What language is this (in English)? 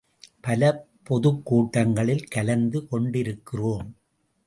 Tamil